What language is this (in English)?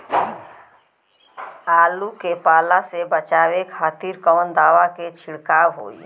Bhojpuri